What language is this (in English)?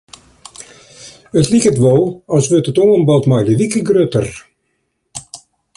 Western Frisian